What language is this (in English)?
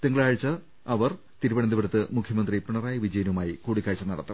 Malayalam